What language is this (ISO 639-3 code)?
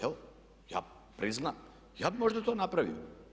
hrv